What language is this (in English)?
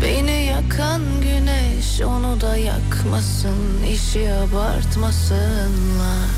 Turkish